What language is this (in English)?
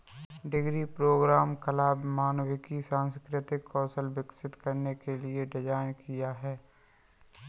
Hindi